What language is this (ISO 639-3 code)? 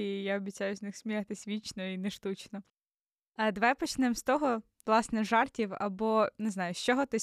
ukr